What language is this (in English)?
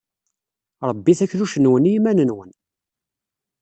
Kabyle